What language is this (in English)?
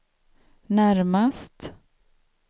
Swedish